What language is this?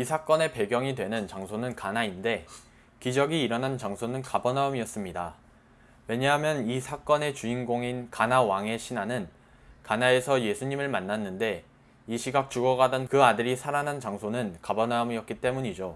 Korean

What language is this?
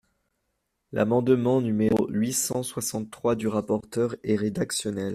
French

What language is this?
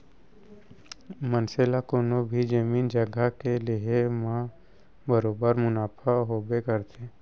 Chhattisgarhi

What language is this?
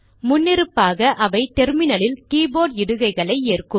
Tamil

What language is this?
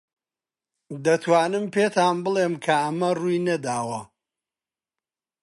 Central Kurdish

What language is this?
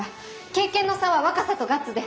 Japanese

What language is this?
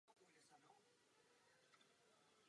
Czech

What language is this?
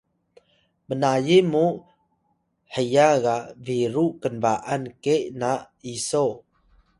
Atayal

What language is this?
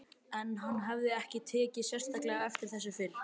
Icelandic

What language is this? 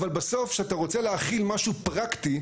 Hebrew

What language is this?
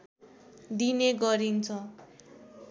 Nepali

